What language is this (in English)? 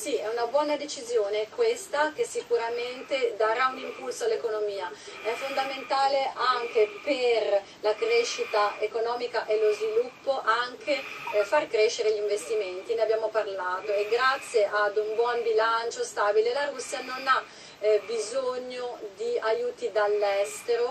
Italian